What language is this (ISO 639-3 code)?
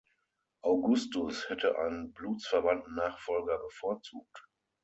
deu